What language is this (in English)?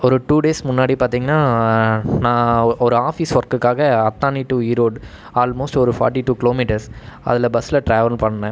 Tamil